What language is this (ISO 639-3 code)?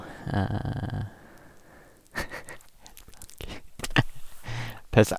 nor